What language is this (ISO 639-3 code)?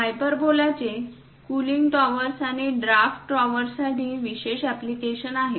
mar